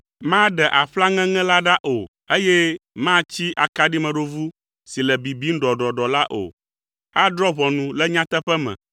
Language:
Ewe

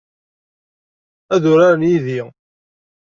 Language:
Kabyle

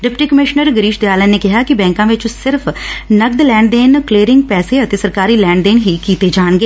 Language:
Punjabi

